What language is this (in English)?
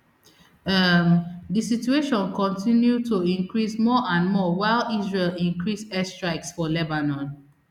Nigerian Pidgin